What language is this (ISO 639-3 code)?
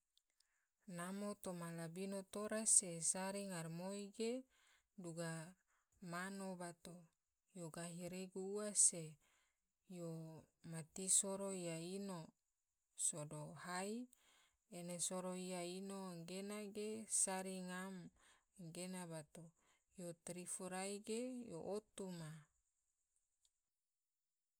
tvo